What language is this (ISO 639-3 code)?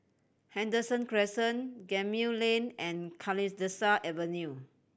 eng